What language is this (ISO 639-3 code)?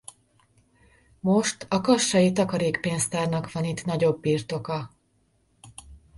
hun